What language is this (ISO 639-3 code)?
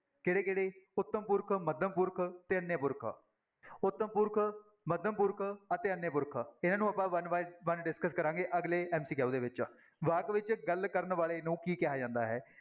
pan